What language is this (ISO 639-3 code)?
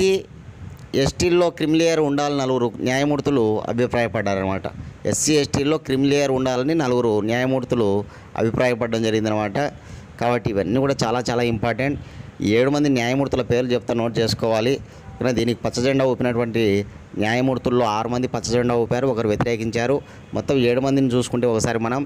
tel